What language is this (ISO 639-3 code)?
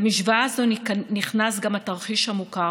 heb